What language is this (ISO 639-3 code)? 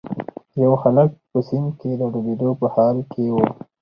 pus